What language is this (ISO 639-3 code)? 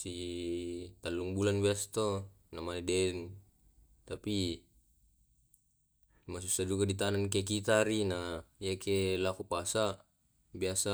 rob